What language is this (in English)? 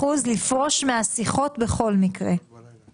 Hebrew